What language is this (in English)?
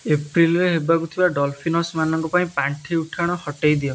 Odia